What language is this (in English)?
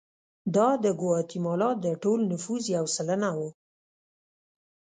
Pashto